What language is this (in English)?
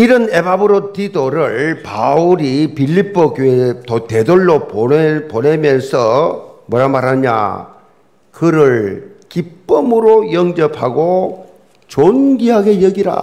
Korean